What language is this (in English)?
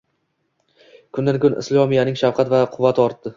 Uzbek